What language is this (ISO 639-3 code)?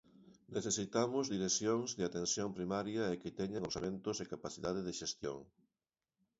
glg